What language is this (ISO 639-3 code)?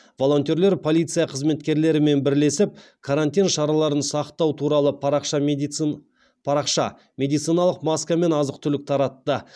kaz